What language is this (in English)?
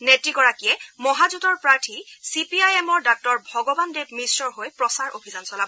Assamese